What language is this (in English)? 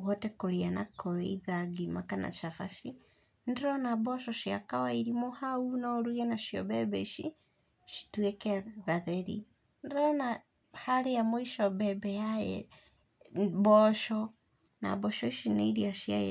Kikuyu